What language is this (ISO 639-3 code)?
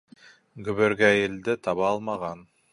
bak